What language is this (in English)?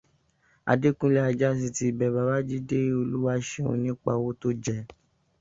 Yoruba